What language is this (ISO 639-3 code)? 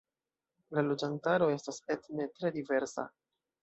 epo